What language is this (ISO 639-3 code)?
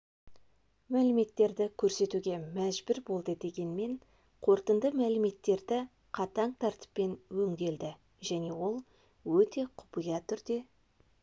kaz